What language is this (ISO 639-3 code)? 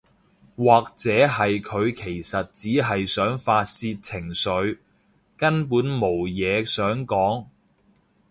yue